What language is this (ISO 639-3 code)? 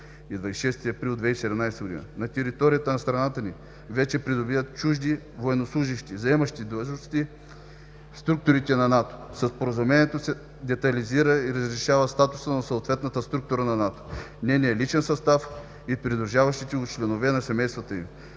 bul